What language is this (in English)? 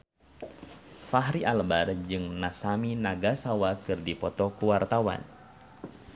Sundanese